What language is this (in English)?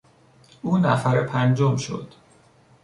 Persian